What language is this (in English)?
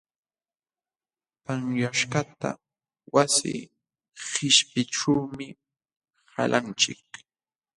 Jauja Wanca Quechua